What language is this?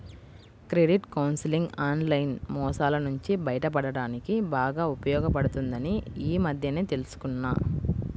Telugu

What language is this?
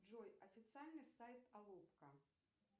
Russian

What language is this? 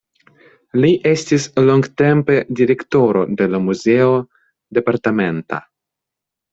Esperanto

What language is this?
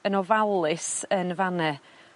Welsh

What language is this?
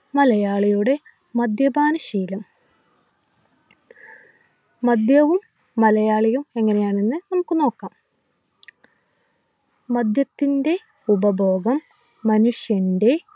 Malayalam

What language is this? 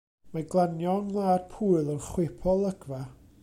Welsh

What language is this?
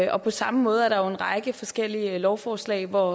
Danish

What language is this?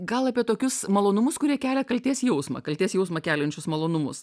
Lithuanian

